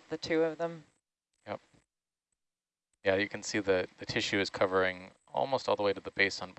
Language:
English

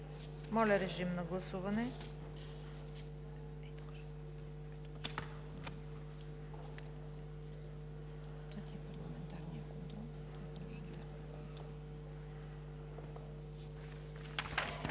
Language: Bulgarian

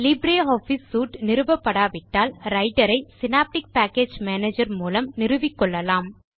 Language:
Tamil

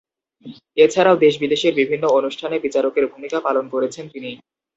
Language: Bangla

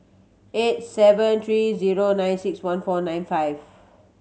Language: English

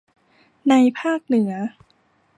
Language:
Thai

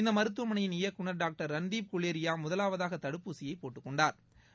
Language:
Tamil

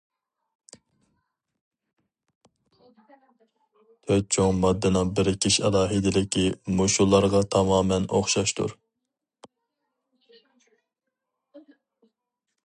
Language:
Uyghur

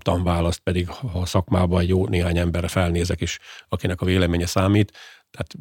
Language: Hungarian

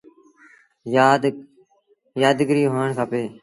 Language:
Sindhi Bhil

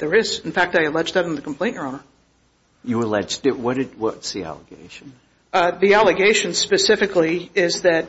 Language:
English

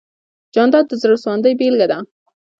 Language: Pashto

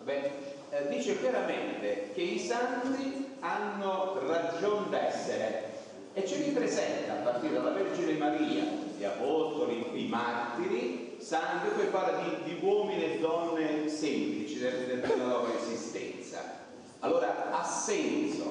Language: Italian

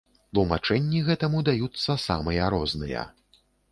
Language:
Belarusian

